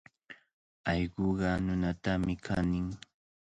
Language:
Cajatambo North Lima Quechua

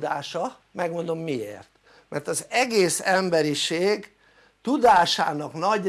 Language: Hungarian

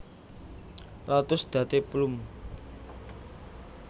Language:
Javanese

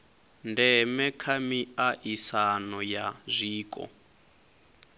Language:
Venda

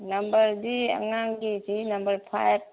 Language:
Manipuri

